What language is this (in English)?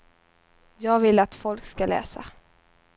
Swedish